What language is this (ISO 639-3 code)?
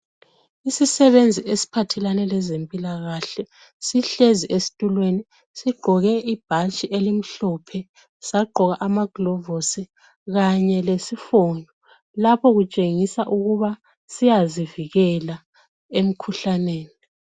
nde